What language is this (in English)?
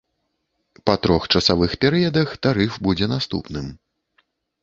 Belarusian